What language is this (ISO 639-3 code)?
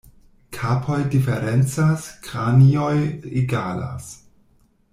epo